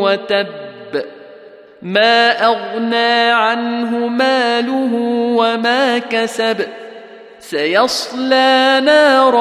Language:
Arabic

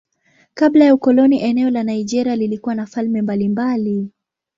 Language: Swahili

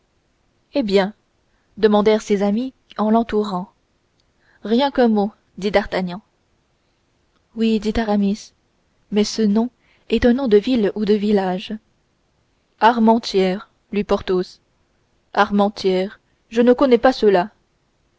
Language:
French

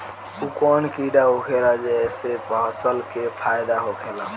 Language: Bhojpuri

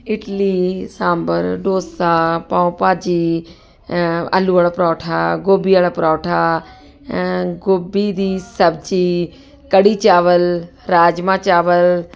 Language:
Punjabi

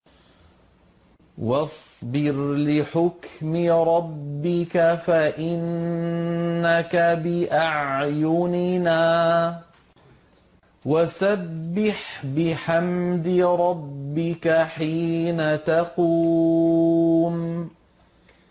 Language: Arabic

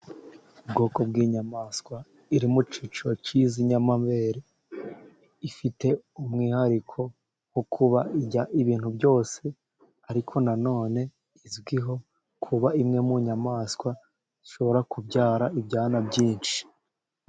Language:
Kinyarwanda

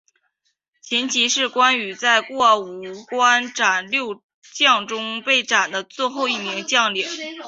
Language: Chinese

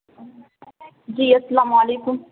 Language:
Urdu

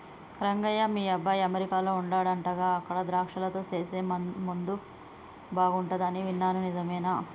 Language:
Telugu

